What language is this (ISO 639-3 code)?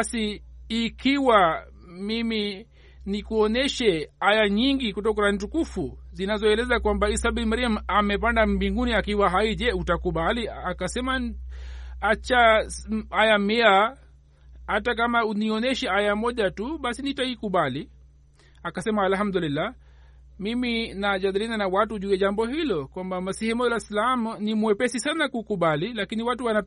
swa